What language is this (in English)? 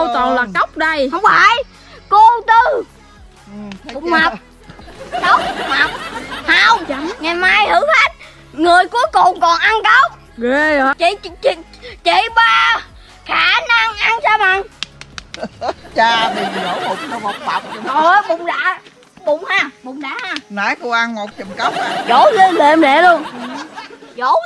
Vietnamese